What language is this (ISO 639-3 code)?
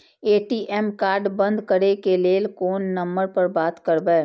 mai